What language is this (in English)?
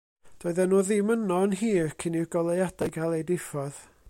Welsh